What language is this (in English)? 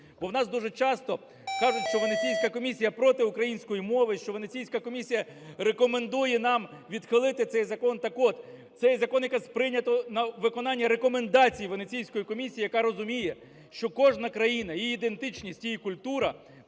Ukrainian